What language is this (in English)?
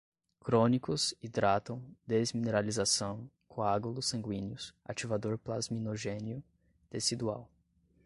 Portuguese